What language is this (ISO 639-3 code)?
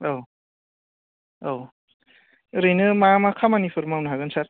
brx